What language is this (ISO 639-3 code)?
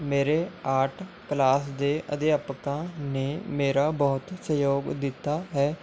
pan